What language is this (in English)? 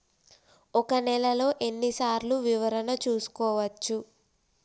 Telugu